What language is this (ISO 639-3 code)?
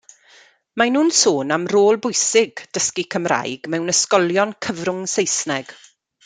cym